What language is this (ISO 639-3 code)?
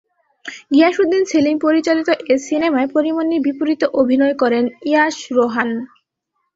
ben